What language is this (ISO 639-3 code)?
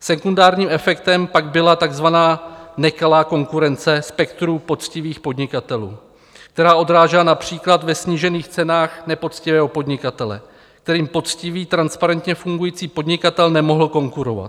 ces